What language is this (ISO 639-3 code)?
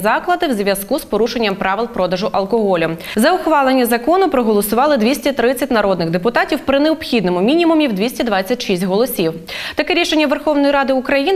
ukr